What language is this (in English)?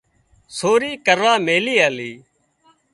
Wadiyara Koli